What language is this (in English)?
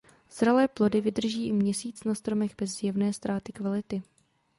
Czech